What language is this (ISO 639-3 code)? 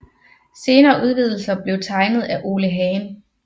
dan